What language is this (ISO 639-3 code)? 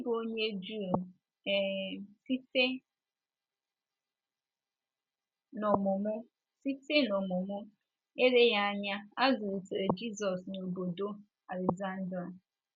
ibo